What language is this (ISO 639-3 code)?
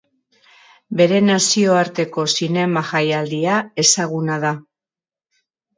eus